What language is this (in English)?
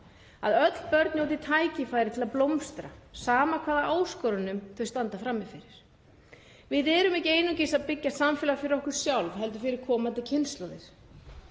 Icelandic